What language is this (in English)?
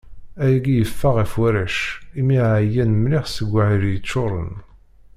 Kabyle